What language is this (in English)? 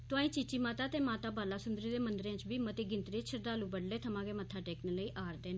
Dogri